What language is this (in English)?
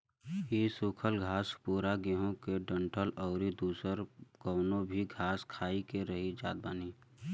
Bhojpuri